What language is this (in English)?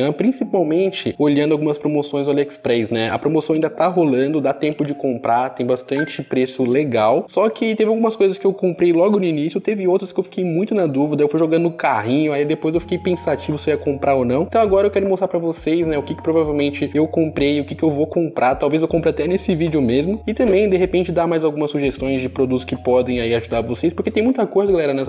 Portuguese